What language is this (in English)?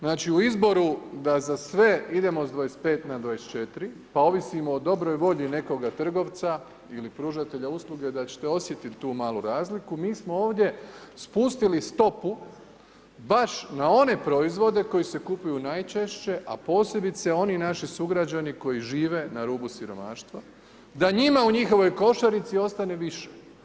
Croatian